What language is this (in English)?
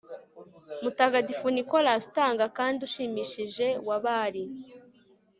Kinyarwanda